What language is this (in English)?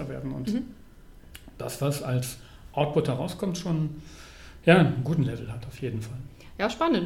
German